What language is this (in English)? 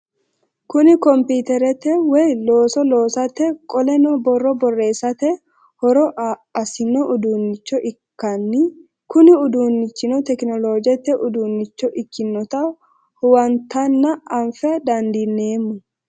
Sidamo